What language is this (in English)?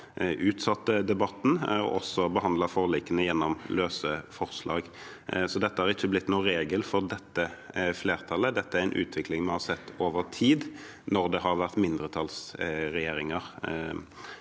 Norwegian